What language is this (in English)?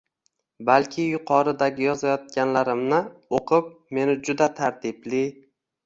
Uzbek